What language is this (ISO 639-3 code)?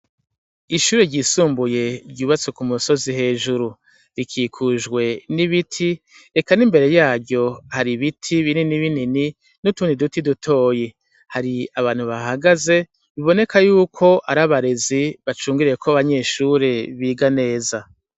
run